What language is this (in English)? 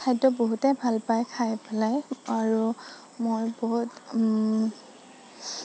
Assamese